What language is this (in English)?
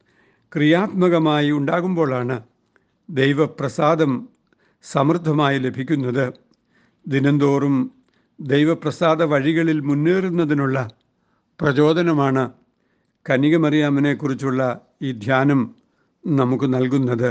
Malayalam